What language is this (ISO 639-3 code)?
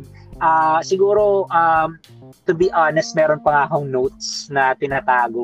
fil